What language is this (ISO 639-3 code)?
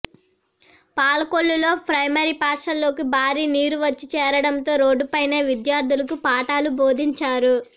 tel